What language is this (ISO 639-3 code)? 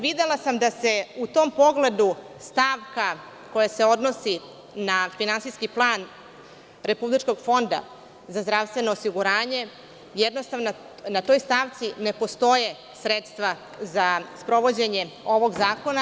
srp